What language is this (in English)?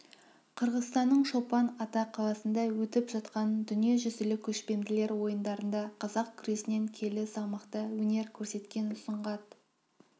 Kazakh